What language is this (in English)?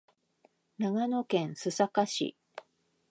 Japanese